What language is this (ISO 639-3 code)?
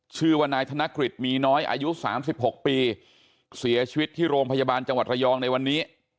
tha